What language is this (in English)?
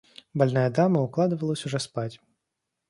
Russian